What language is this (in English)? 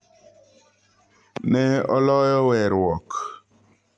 Luo (Kenya and Tanzania)